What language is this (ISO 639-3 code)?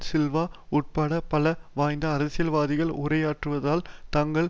tam